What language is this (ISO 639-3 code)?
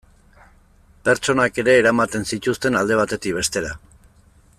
eus